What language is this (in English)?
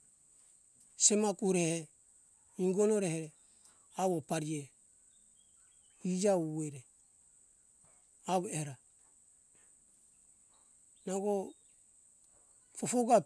Hunjara-Kaina Ke